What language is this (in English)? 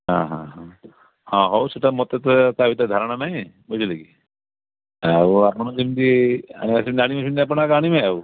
Odia